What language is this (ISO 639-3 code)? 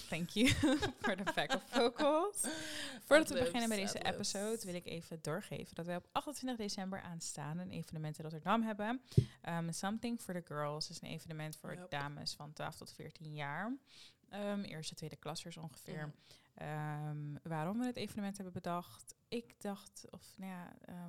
nld